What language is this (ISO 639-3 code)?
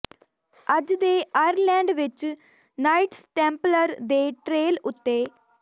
pan